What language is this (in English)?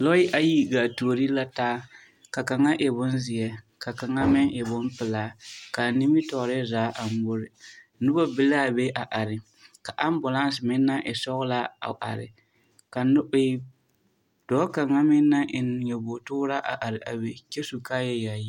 Southern Dagaare